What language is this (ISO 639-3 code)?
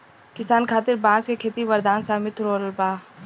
bho